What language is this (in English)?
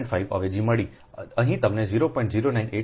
Gujarati